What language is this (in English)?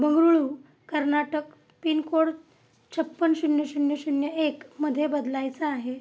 Marathi